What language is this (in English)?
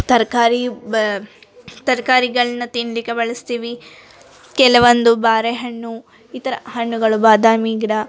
Kannada